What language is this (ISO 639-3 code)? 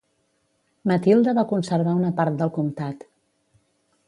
cat